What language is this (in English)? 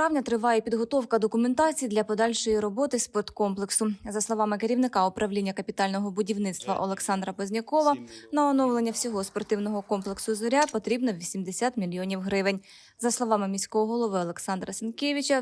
Ukrainian